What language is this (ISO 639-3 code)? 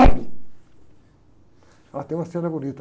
por